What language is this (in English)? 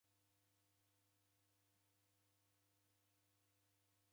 Taita